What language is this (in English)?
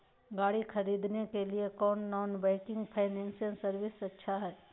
Magahi